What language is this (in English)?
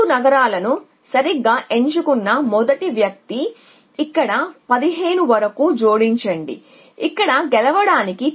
Telugu